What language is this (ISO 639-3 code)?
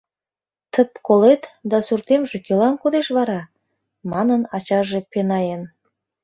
chm